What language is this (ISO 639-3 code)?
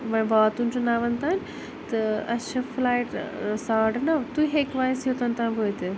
kas